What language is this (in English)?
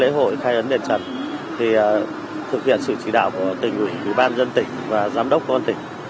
Vietnamese